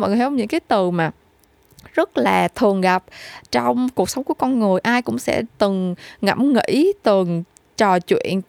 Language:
Vietnamese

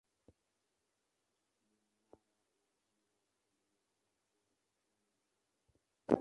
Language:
Swahili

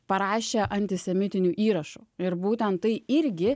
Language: Lithuanian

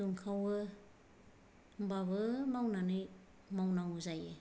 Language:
Bodo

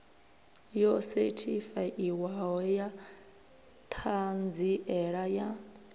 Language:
Venda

